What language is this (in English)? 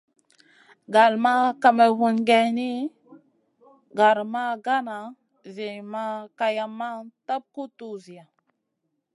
Masana